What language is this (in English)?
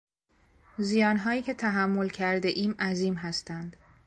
Persian